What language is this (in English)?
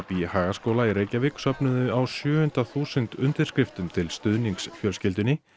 Icelandic